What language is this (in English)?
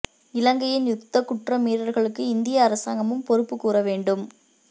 Tamil